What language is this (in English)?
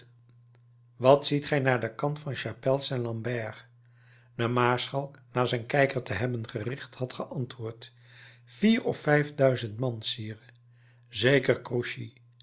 Dutch